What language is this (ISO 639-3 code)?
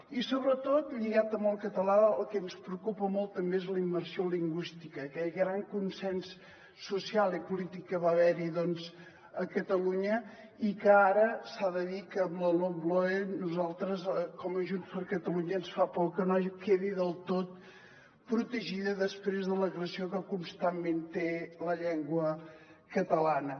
cat